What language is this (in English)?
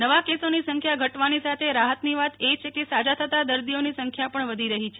Gujarati